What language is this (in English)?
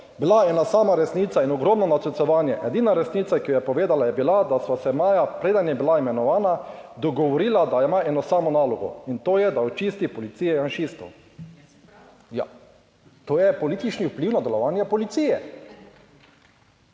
Slovenian